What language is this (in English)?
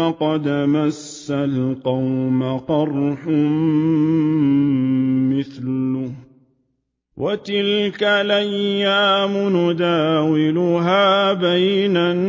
Arabic